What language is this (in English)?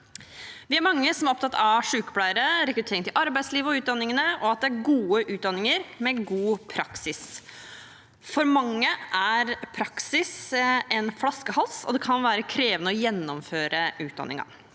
Norwegian